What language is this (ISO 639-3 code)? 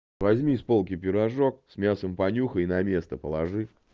rus